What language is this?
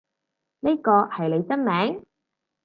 Cantonese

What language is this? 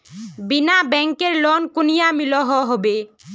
Magahi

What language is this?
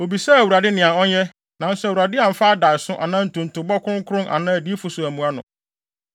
Akan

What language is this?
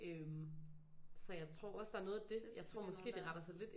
Danish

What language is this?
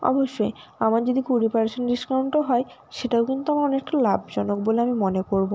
Bangla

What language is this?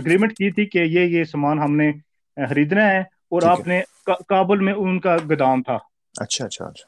Urdu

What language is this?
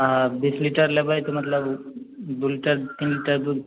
Maithili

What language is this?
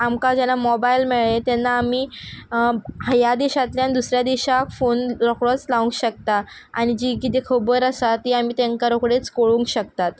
Konkani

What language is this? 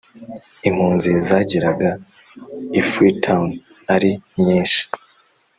Kinyarwanda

